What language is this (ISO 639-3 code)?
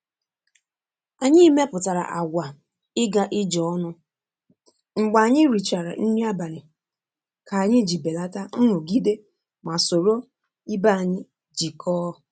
ibo